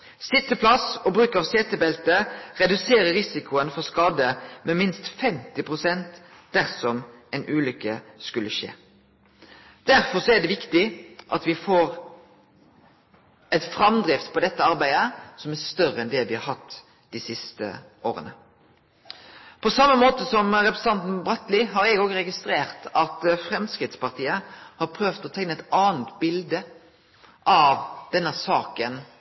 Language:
Norwegian Nynorsk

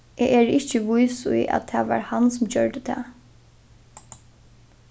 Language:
Faroese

